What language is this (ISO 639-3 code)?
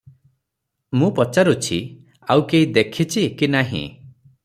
ori